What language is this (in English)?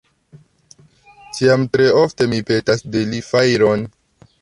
Esperanto